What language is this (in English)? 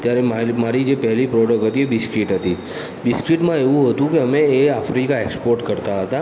Gujarati